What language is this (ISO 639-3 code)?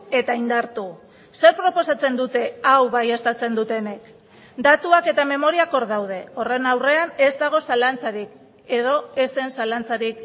eus